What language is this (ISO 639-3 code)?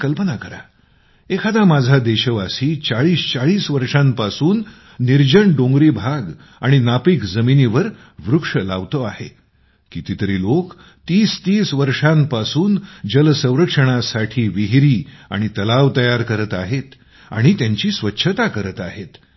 mar